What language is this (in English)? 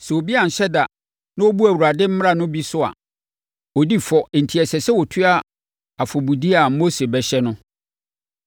Akan